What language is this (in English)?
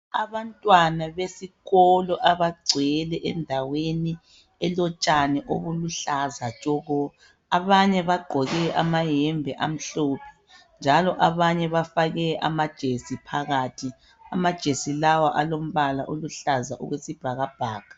North Ndebele